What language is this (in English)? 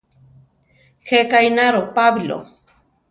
Central Tarahumara